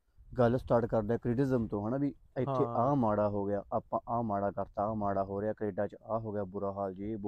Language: Punjabi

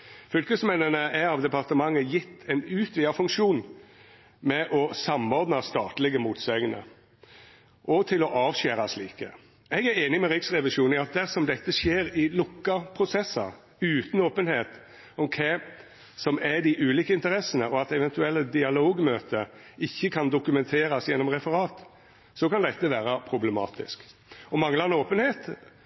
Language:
Norwegian Nynorsk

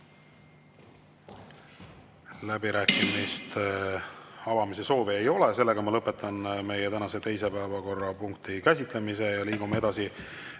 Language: Estonian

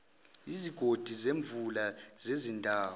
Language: Zulu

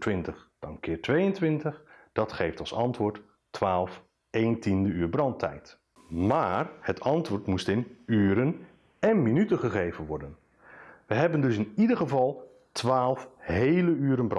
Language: Dutch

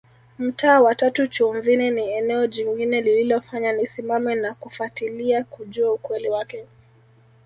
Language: Swahili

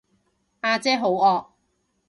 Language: Cantonese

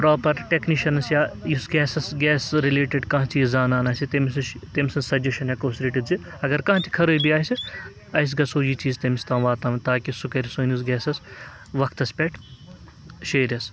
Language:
Kashmiri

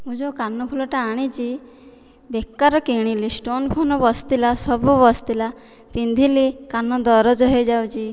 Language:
Odia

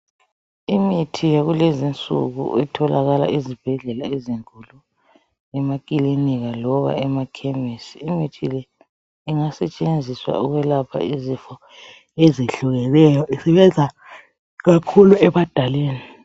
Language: North Ndebele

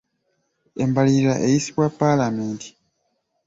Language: Ganda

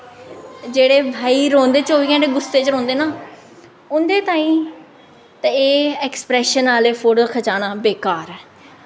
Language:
Dogri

